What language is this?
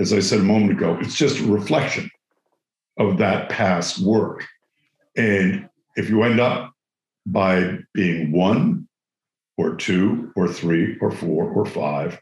English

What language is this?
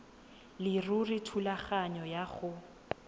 Tswana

